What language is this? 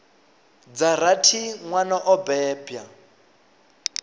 Venda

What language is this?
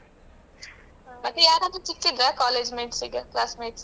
Kannada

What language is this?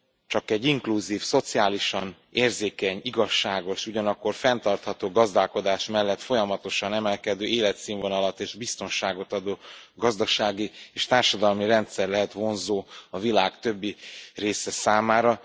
Hungarian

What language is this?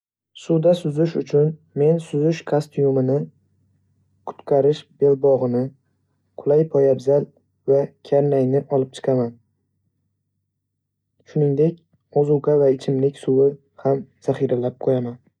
Uzbek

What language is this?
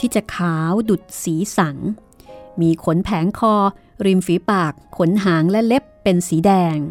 Thai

